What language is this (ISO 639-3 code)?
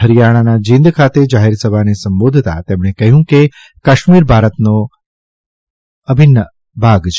guj